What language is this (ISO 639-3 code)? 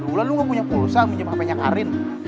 ind